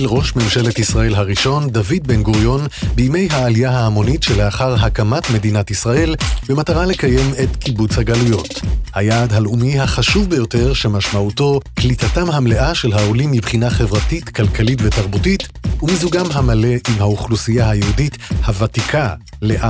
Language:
Hebrew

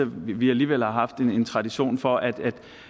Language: Danish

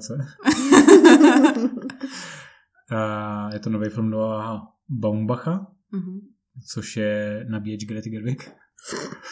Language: Czech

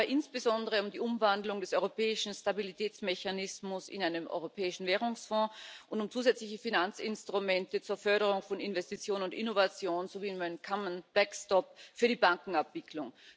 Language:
German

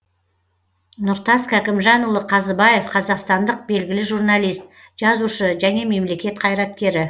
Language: Kazakh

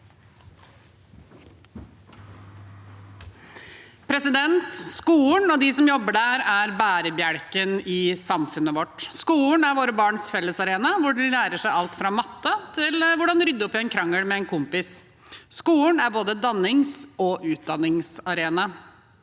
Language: Norwegian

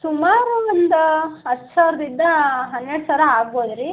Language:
Kannada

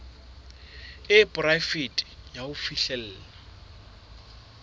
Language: Southern Sotho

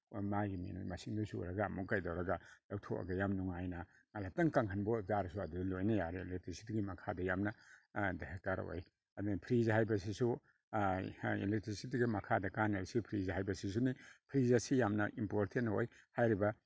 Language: Manipuri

